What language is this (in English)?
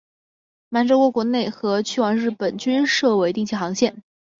Chinese